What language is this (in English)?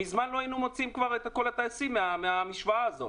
Hebrew